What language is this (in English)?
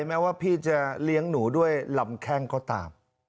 Thai